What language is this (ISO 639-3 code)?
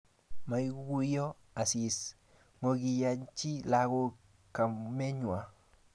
kln